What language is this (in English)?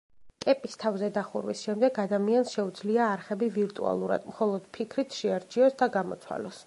Georgian